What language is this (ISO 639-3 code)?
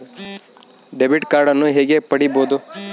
kan